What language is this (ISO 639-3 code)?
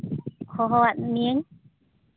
sat